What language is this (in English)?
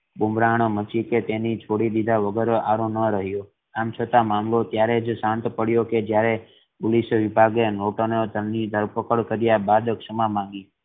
Gujarati